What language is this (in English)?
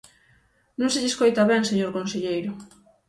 Galician